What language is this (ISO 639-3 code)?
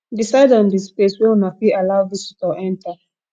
pcm